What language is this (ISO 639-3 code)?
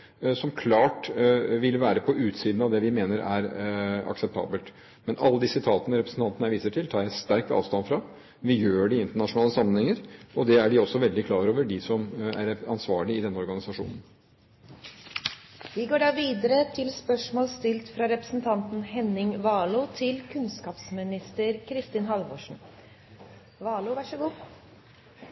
nor